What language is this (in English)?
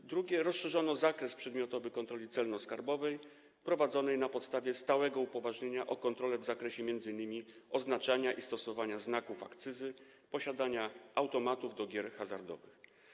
Polish